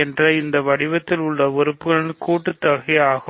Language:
Tamil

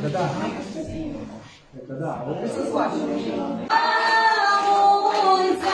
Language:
Romanian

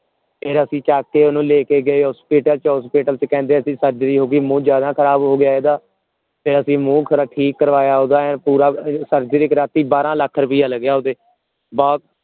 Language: Punjabi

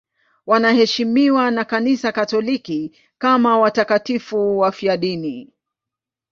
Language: Swahili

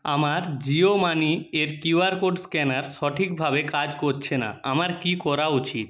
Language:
Bangla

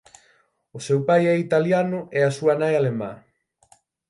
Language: Galician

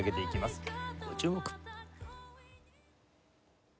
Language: Japanese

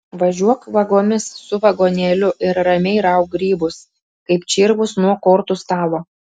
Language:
Lithuanian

